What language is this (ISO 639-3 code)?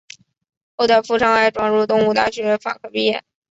zho